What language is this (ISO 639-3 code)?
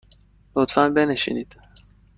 fas